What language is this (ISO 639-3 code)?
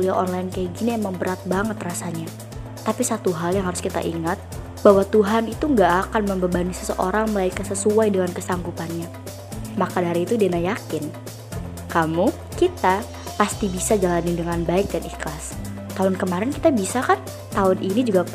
ind